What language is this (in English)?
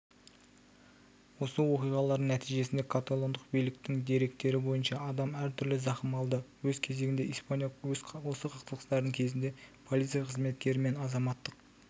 Kazakh